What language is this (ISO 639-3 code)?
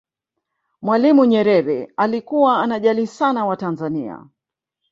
swa